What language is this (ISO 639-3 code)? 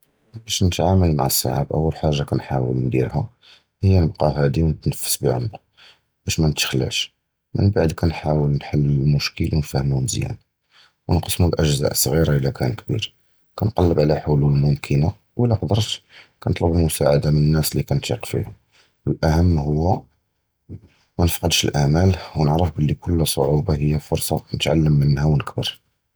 jrb